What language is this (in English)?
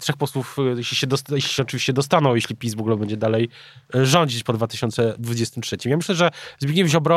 Polish